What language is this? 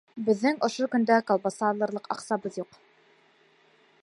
Bashkir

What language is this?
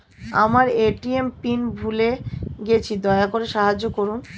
Bangla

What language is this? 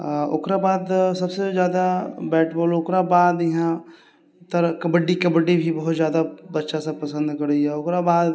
Maithili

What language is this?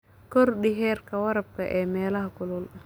Somali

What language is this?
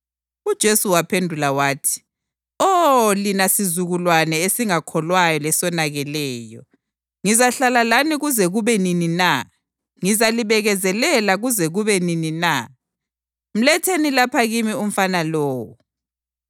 North Ndebele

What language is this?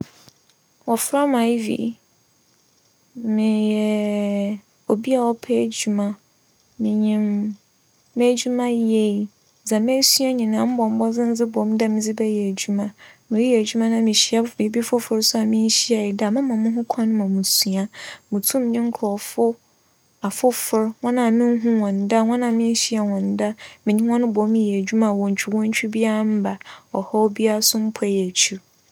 Akan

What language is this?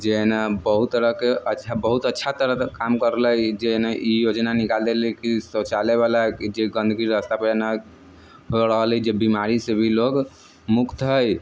Maithili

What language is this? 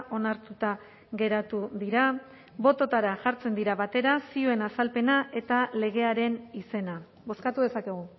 Basque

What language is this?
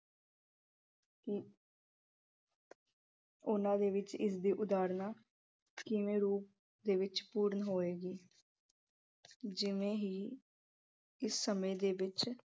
Punjabi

